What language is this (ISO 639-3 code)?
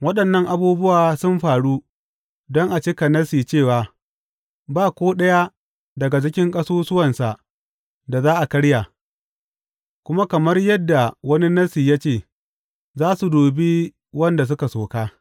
hau